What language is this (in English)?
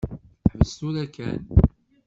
Kabyle